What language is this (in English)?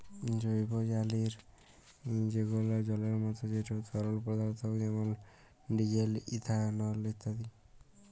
Bangla